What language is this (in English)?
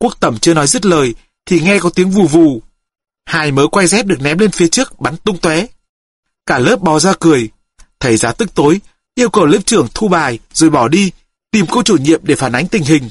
Vietnamese